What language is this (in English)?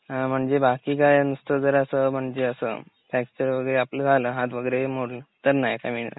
Marathi